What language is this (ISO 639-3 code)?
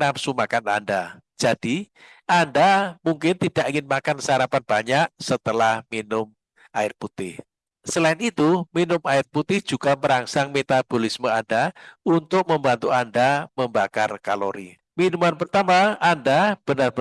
ind